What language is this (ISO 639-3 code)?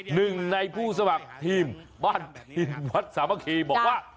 tha